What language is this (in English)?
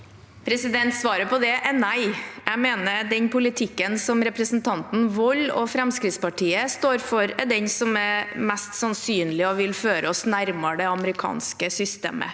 Norwegian